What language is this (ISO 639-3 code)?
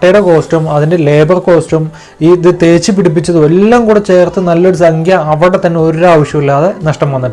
eng